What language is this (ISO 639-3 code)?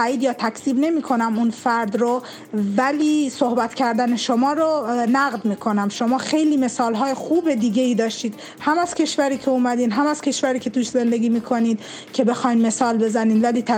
fas